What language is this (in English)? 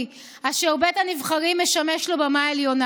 Hebrew